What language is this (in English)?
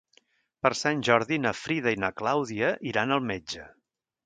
Catalan